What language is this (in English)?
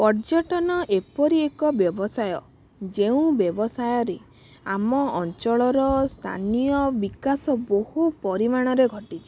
Odia